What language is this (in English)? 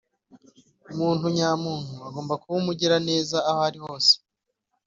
Kinyarwanda